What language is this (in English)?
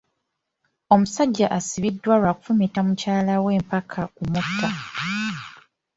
Ganda